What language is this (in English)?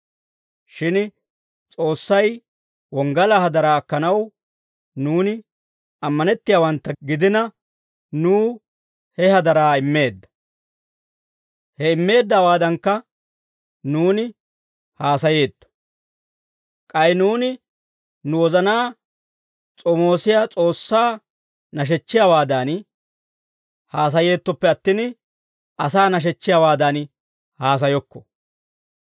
Dawro